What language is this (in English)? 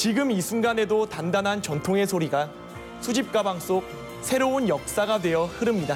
Korean